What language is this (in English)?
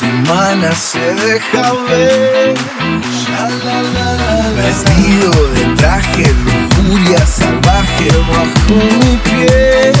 Ukrainian